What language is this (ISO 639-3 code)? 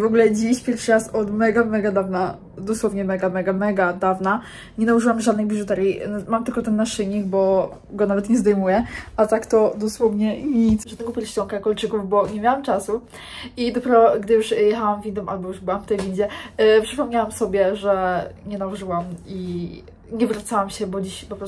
pol